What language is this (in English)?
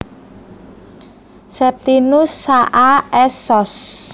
Javanese